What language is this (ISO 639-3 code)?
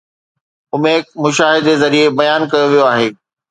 snd